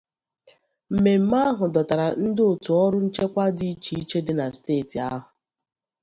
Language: Igbo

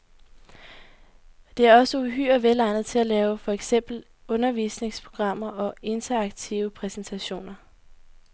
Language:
Danish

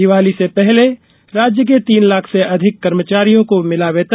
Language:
Hindi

